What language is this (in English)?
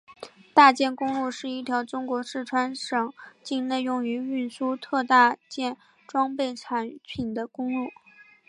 Chinese